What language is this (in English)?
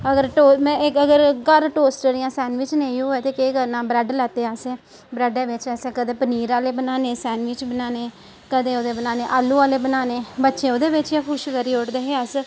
Dogri